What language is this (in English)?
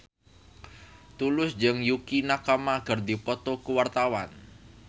Sundanese